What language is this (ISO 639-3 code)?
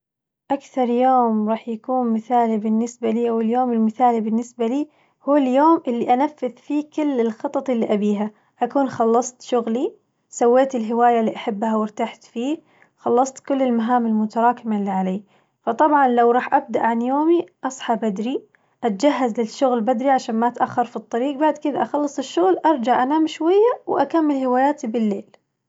ars